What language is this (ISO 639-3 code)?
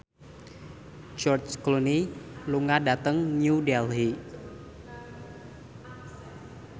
jav